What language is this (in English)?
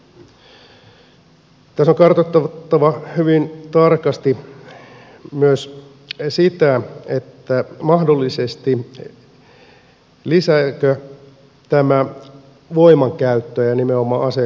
Finnish